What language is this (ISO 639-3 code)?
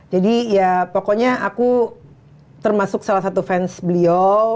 ind